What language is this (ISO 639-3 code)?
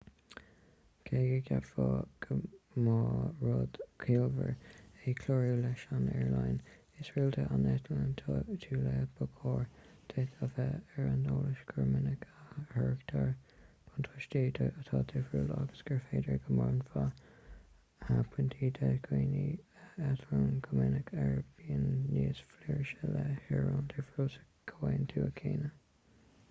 gle